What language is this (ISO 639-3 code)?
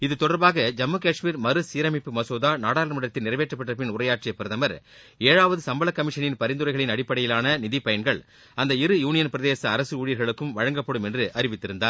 tam